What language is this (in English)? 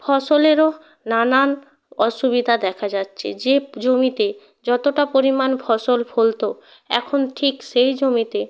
Bangla